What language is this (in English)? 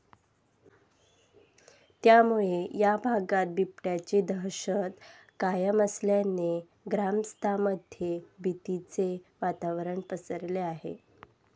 Marathi